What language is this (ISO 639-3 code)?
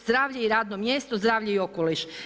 hrv